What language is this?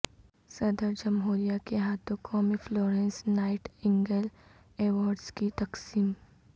Urdu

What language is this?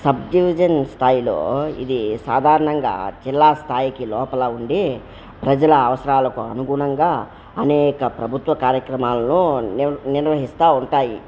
Telugu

